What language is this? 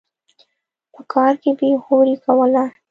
Pashto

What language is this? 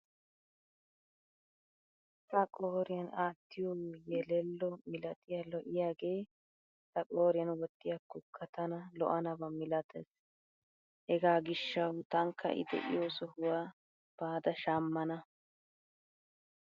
Wolaytta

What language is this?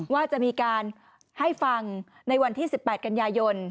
Thai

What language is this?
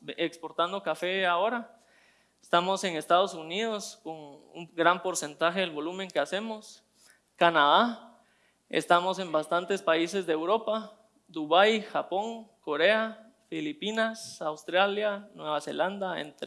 Spanish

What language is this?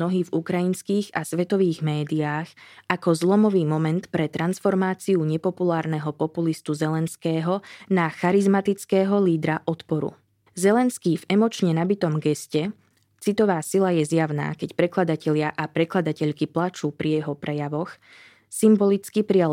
Slovak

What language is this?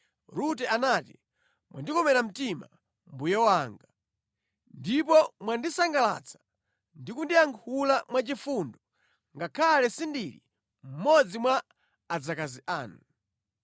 Nyanja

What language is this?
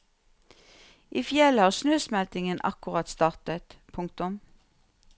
Norwegian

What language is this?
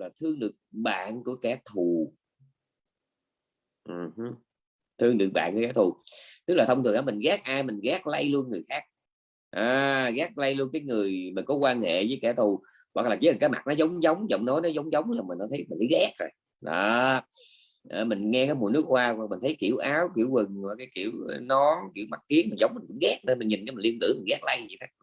Vietnamese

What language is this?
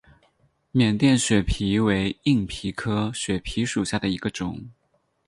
Chinese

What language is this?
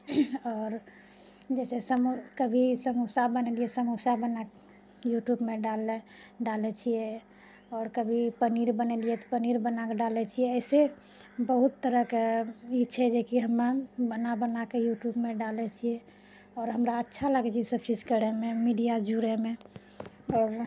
Maithili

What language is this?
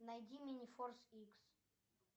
Russian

